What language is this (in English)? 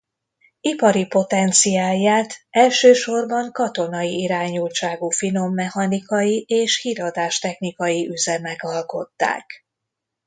Hungarian